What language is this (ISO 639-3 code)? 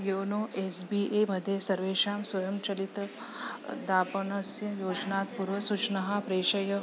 san